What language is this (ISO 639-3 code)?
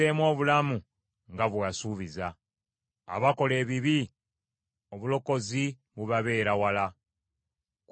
lug